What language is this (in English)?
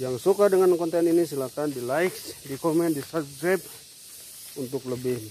Indonesian